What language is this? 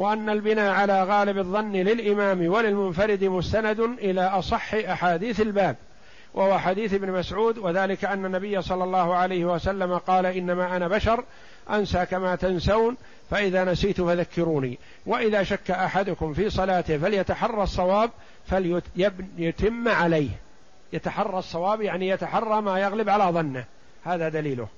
Arabic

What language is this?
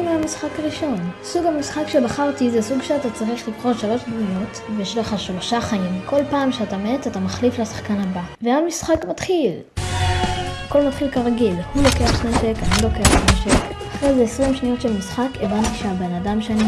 Hebrew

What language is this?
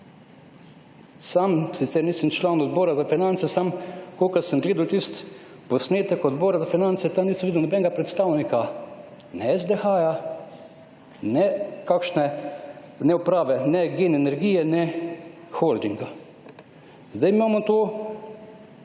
Slovenian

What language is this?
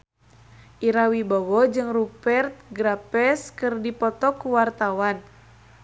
Sundanese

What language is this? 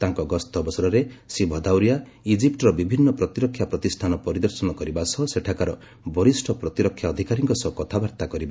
Odia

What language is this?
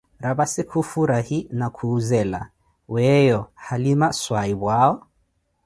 Koti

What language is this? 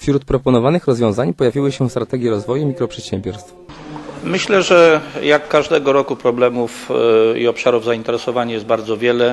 Polish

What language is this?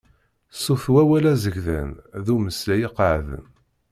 Kabyle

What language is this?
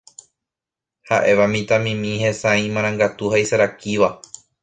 Guarani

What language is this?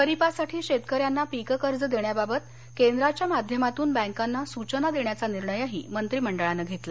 Marathi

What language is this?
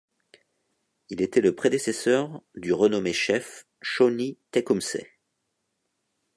French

